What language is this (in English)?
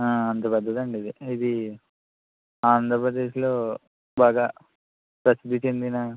Telugu